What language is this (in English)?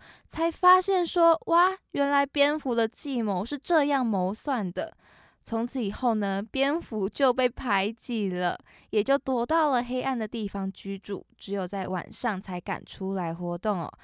Chinese